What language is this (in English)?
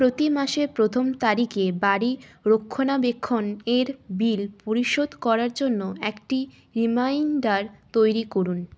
Bangla